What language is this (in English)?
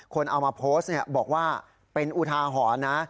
Thai